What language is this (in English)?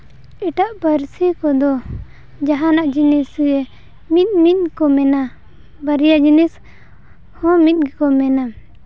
Santali